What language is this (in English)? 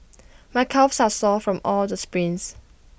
English